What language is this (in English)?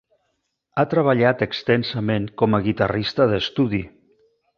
Catalan